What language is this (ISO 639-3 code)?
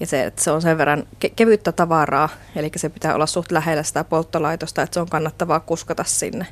fin